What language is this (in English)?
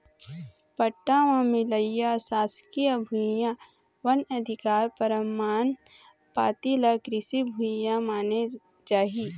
Chhattisgarhi